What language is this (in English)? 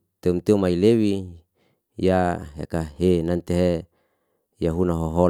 Liana-Seti